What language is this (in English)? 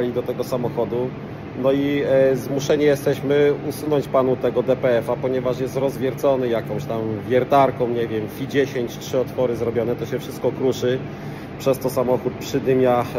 Polish